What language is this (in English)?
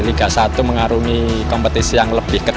Indonesian